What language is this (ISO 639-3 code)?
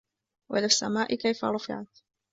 ara